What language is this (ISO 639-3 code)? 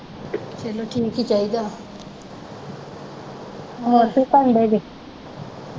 pan